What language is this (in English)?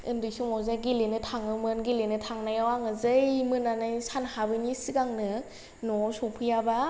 Bodo